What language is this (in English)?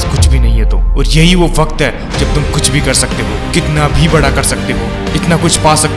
Hindi